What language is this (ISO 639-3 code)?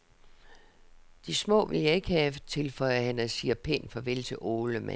dan